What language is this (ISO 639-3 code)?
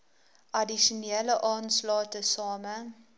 afr